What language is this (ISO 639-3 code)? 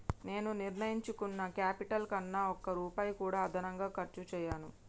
tel